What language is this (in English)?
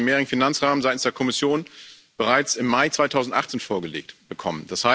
German